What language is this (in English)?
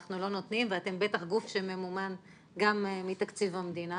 Hebrew